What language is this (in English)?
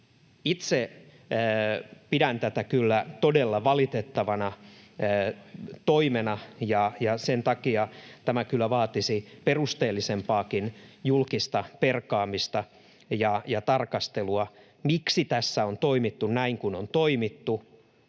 Finnish